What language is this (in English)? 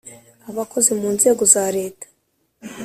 Kinyarwanda